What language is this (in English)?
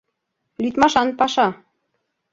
Mari